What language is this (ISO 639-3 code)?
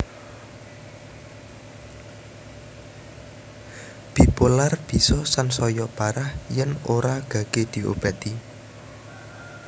jav